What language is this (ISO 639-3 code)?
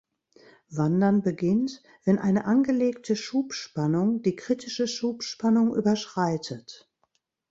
deu